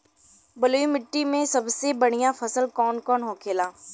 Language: Bhojpuri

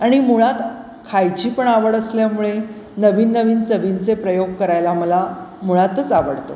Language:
Marathi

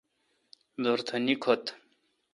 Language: Kalkoti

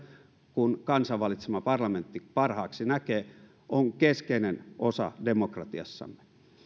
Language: Finnish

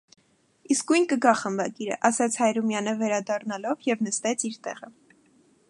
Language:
Armenian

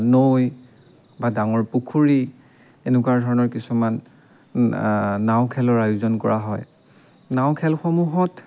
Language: Assamese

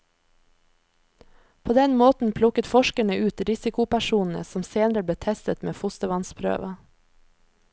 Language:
Norwegian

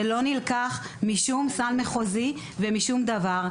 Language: Hebrew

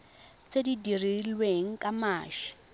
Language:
Tswana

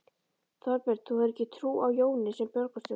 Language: Icelandic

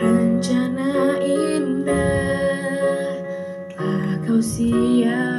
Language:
Indonesian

